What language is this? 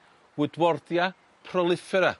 Welsh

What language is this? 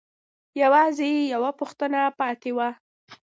Pashto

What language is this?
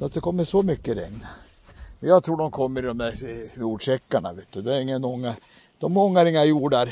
Swedish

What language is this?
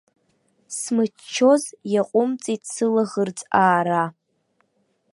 Abkhazian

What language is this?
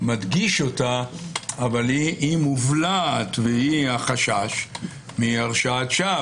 Hebrew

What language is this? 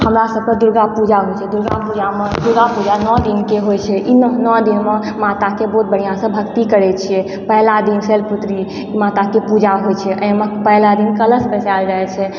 Maithili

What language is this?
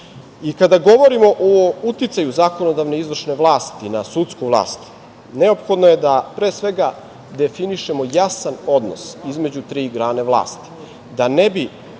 Serbian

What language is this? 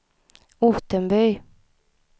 Swedish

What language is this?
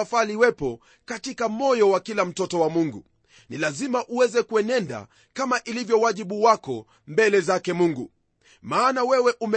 Swahili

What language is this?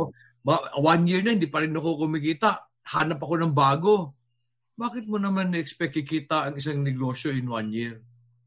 Filipino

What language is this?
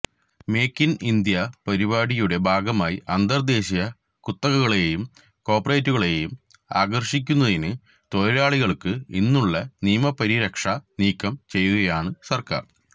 Malayalam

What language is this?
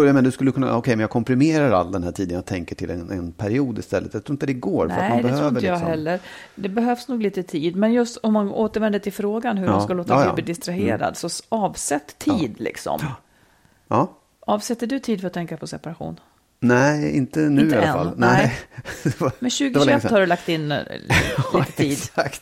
Swedish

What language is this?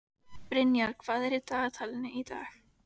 Icelandic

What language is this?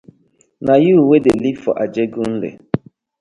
Nigerian Pidgin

